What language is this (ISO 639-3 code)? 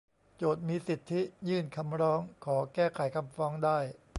tha